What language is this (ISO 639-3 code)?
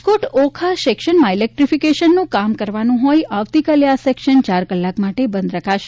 guj